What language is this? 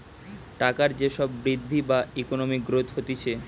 Bangla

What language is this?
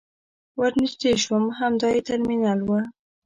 Pashto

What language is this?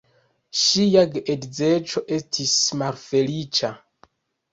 Esperanto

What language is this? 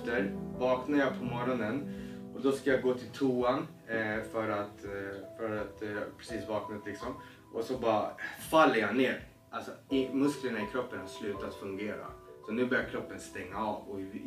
Swedish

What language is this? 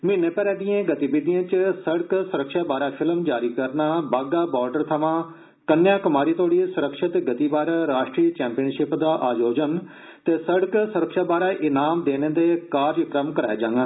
Dogri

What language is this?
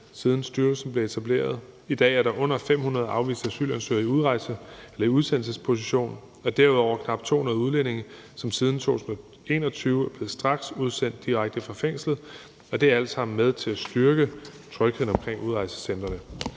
Danish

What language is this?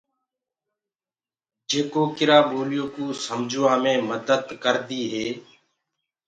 Gurgula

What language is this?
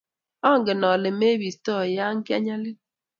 Kalenjin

